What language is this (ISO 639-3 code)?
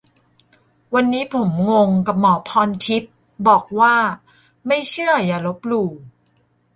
tha